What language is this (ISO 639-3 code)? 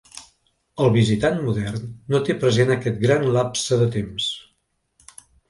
cat